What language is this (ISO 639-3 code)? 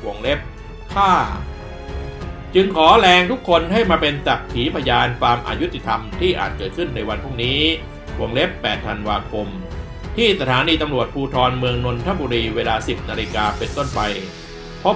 tha